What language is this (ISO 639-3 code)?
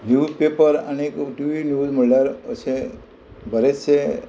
kok